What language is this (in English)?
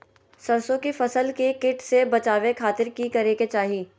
Magahi